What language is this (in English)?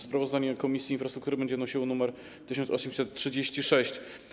Polish